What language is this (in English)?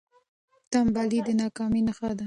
Pashto